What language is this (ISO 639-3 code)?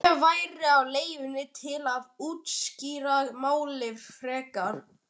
isl